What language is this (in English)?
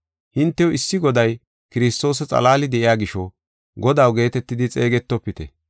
Gofa